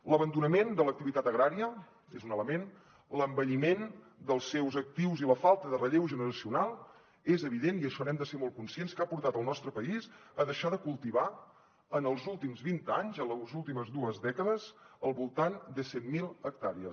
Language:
Catalan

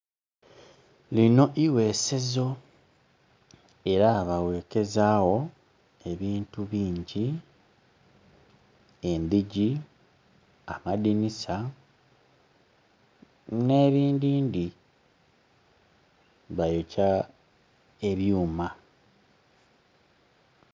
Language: Soga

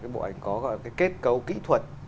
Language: Vietnamese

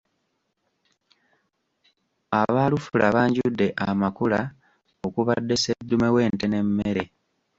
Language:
Ganda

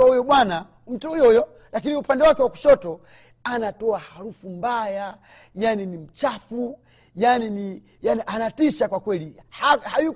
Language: Swahili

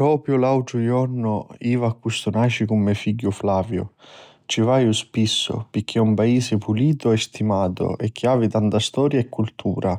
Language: Sicilian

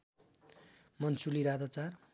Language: Nepali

